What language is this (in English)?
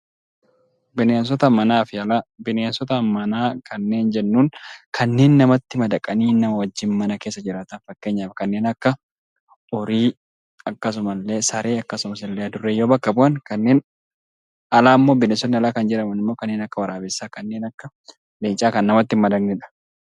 Oromo